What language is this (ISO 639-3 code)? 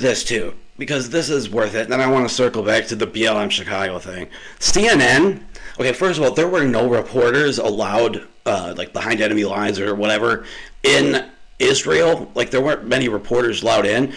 eng